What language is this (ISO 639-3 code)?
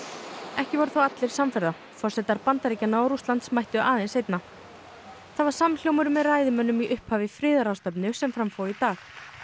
isl